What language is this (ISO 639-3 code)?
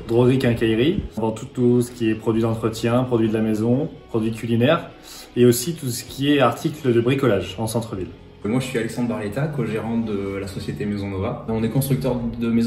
fra